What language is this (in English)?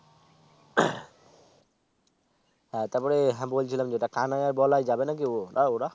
Bangla